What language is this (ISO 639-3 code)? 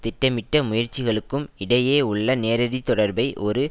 tam